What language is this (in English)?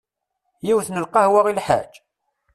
Kabyle